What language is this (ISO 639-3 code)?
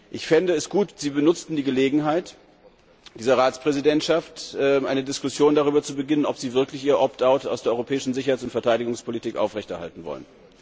deu